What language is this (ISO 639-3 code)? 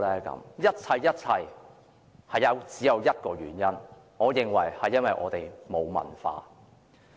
yue